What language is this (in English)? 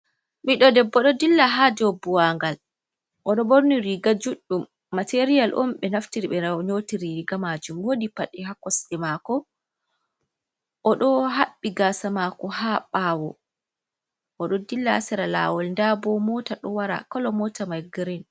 Fula